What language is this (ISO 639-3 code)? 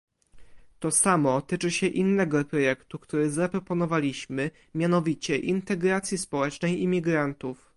pol